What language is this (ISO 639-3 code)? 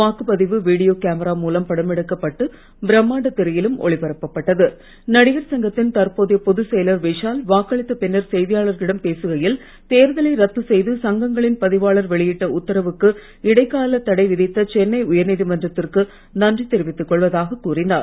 tam